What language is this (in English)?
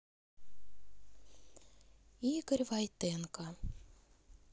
Russian